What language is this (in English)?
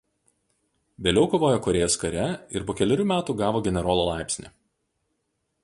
Lithuanian